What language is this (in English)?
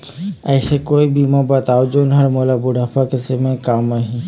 Chhattisgarhi